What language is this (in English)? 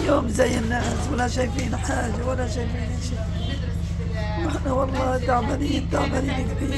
Arabic